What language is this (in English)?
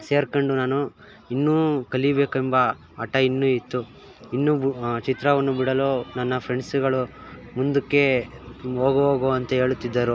Kannada